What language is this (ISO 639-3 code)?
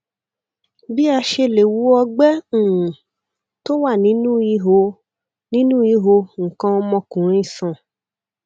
yor